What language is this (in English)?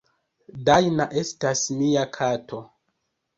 Esperanto